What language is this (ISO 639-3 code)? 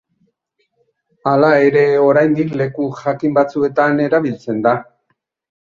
eus